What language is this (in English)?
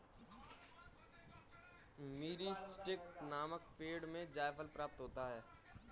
Hindi